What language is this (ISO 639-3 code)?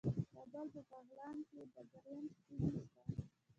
pus